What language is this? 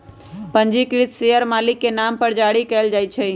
Magahi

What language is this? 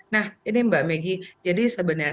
Indonesian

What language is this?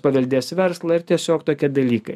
Lithuanian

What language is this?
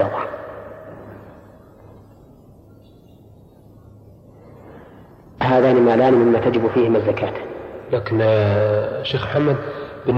Arabic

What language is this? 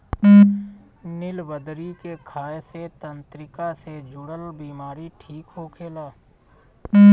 Bhojpuri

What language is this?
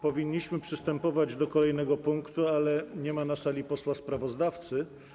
Polish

